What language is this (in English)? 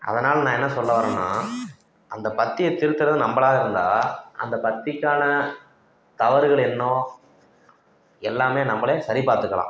Tamil